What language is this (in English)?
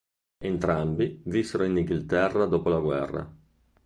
Italian